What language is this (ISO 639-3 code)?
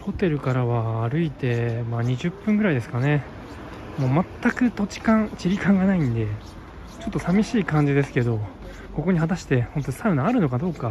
jpn